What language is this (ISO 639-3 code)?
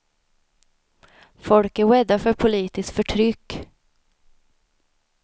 swe